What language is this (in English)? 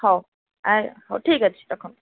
Odia